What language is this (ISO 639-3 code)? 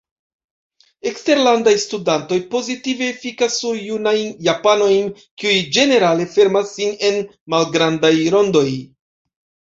epo